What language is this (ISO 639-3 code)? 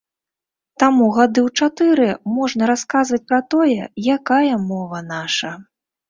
bel